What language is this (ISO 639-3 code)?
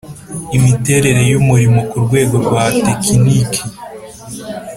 kin